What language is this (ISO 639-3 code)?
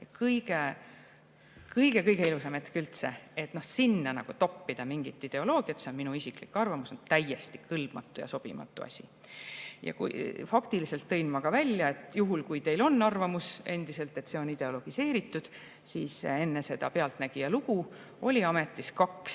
est